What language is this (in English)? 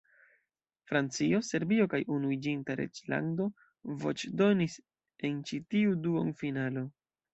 Esperanto